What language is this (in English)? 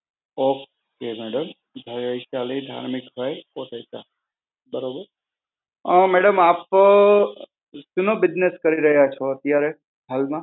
Gujarati